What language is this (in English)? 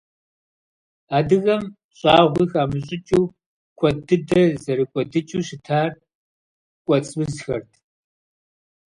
Kabardian